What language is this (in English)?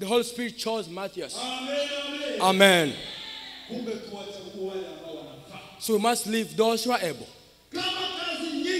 English